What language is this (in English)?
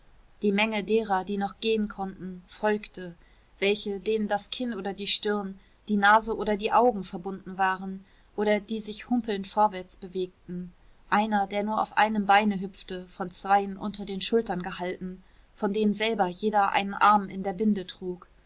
German